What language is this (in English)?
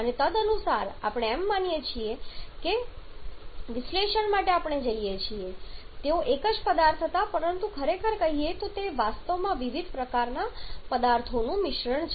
Gujarati